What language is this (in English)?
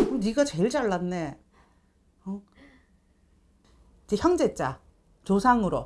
Korean